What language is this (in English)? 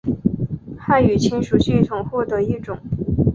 Chinese